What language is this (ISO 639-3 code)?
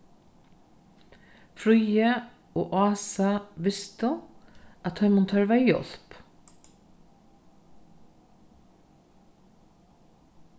fao